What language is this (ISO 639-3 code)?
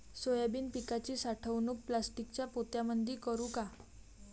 mar